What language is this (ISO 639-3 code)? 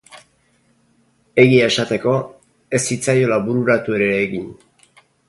eus